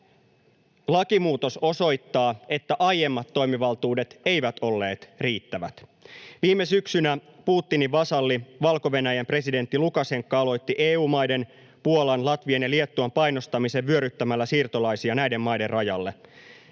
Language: Finnish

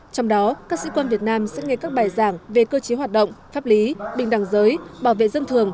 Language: Vietnamese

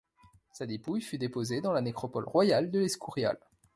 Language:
French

